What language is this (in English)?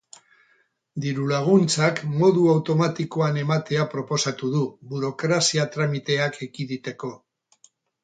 Basque